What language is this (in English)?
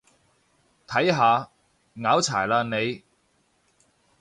Cantonese